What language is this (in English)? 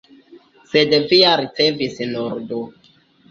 Esperanto